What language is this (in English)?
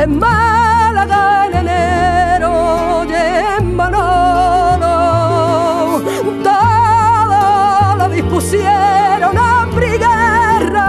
Italian